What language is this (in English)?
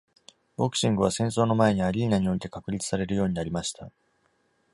Japanese